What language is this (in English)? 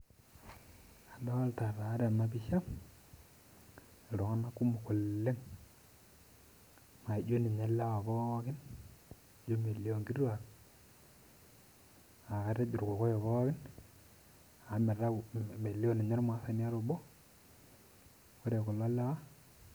Masai